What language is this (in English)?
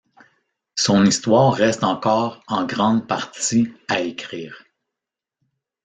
French